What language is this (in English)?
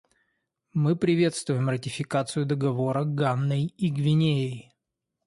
Russian